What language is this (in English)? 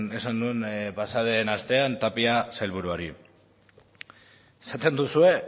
Basque